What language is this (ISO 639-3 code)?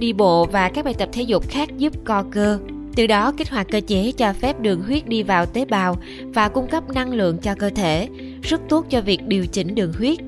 vie